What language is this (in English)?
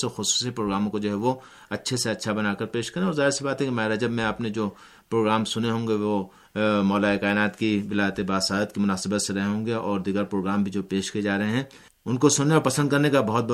Urdu